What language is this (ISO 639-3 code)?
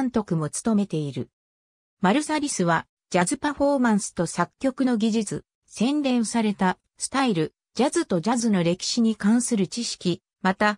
jpn